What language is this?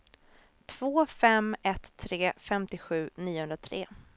Swedish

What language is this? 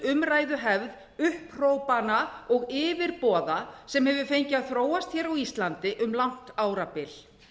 Icelandic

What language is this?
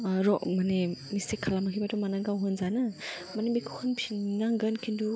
Bodo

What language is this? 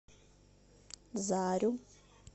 Russian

